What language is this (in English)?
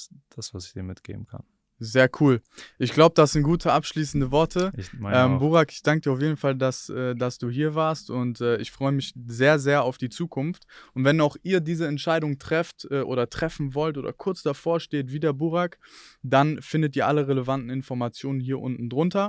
German